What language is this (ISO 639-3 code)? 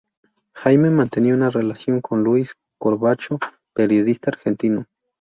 spa